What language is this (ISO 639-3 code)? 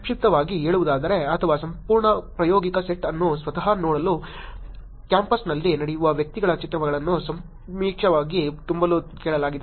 kan